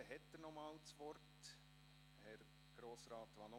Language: Swiss German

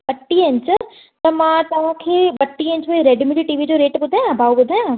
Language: Sindhi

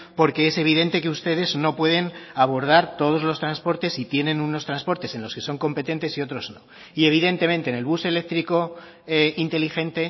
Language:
Spanish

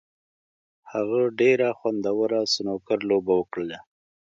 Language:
Pashto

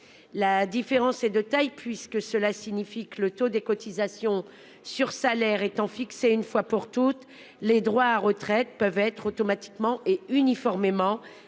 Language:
French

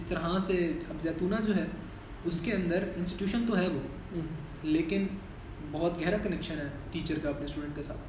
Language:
Urdu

